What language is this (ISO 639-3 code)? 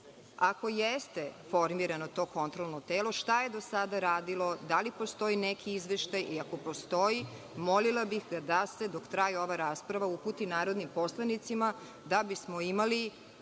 srp